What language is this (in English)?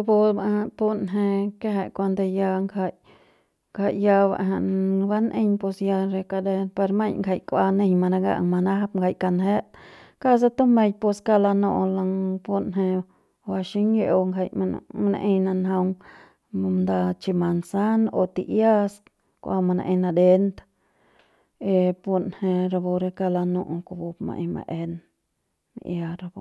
Central Pame